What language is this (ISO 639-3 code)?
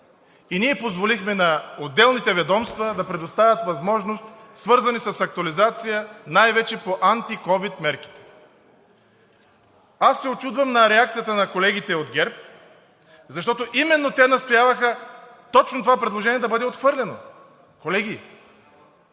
bul